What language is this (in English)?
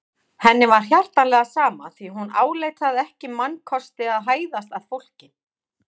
Icelandic